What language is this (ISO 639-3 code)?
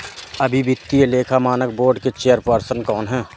hin